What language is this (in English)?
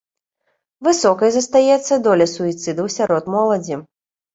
Belarusian